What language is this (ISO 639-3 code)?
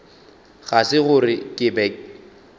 nso